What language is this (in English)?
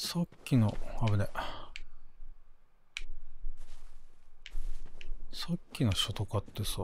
Japanese